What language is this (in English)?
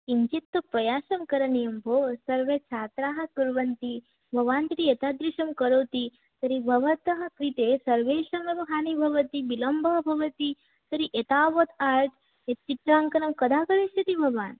Sanskrit